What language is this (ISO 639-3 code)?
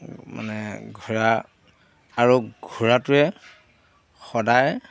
asm